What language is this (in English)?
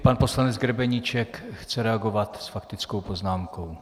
Czech